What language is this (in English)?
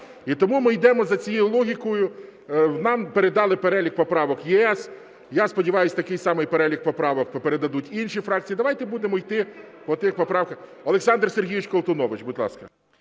Ukrainian